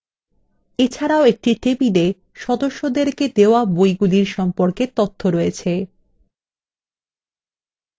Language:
Bangla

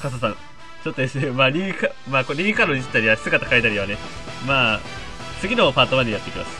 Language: Japanese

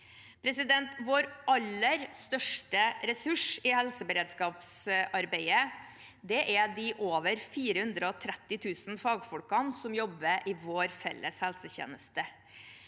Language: Norwegian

